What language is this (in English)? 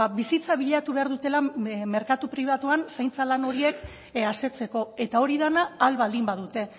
Basque